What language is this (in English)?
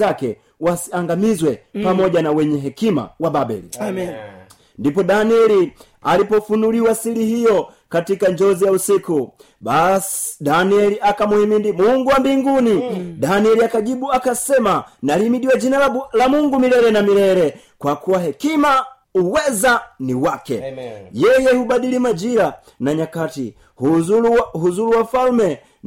Swahili